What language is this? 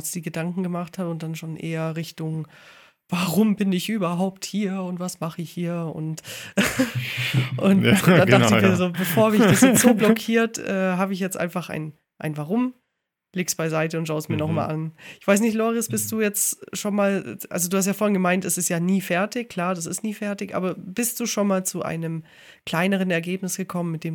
German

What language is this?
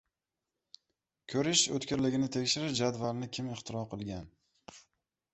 Uzbek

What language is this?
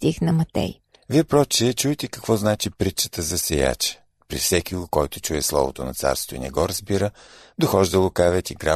Bulgarian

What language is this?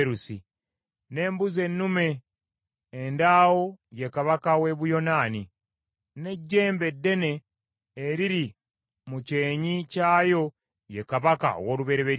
Ganda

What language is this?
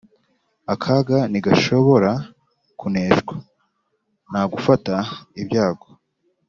Kinyarwanda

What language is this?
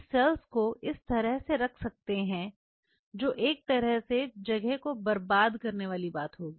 Hindi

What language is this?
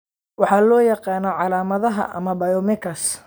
Somali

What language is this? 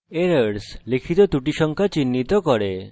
Bangla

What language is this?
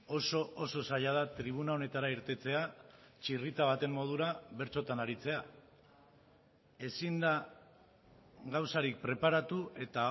Basque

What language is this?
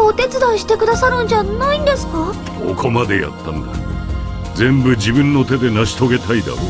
Japanese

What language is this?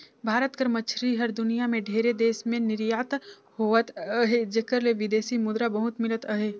Chhattisgarhi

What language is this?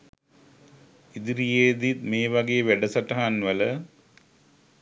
Sinhala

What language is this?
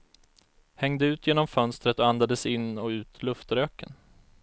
Swedish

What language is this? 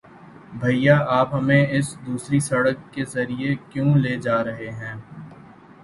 Urdu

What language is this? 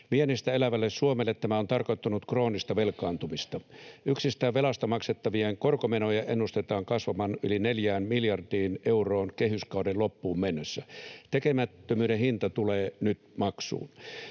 Finnish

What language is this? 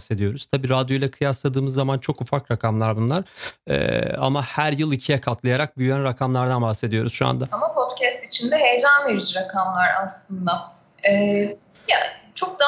Turkish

